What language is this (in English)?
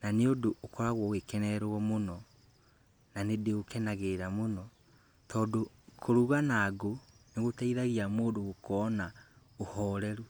Kikuyu